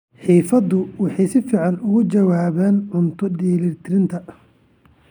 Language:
Somali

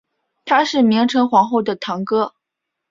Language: Chinese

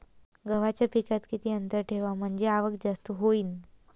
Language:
Marathi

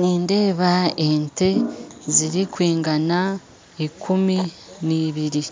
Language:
Nyankole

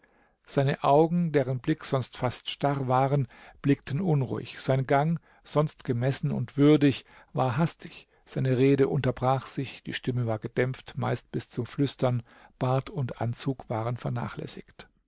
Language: German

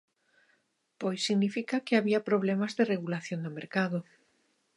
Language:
Galician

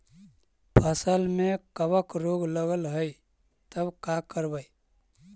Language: Magahi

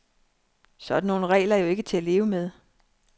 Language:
Danish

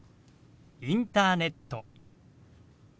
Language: Japanese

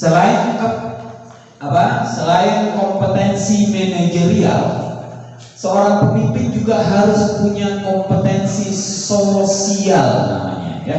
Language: Indonesian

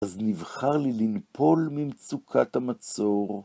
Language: Hebrew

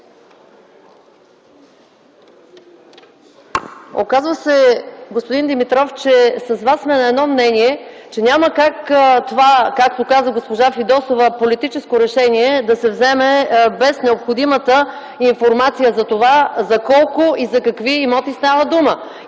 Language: Bulgarian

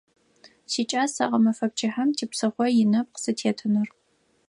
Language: Adyghe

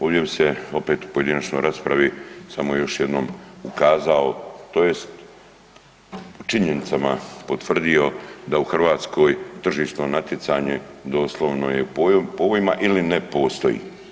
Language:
Croatian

